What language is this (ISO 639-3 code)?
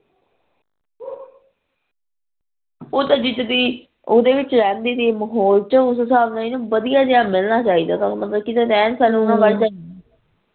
pan